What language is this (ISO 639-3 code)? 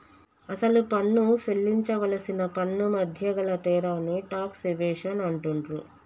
tel